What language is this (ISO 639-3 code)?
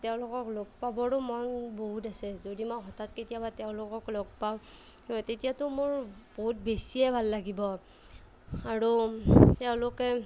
asm